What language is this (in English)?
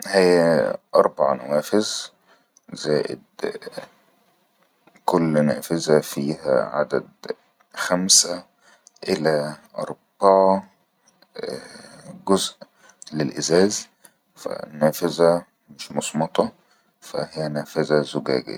Egyptian Arabic